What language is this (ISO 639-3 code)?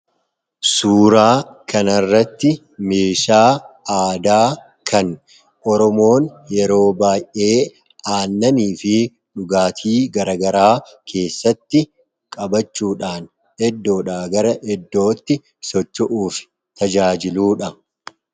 orm